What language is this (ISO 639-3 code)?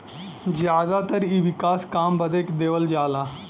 bho